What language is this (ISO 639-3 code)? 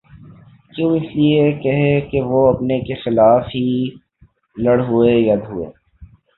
urd